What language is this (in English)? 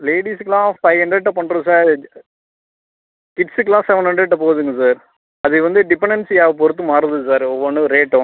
Tamil